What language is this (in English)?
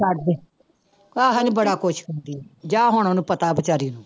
Punjabi